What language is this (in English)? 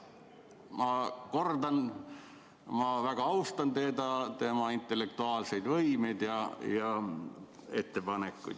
Estonian